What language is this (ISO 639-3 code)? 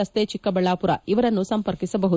kan